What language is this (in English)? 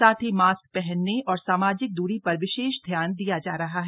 Hindi